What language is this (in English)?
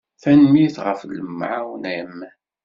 Kabyle